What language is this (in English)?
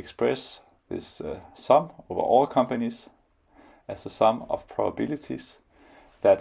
English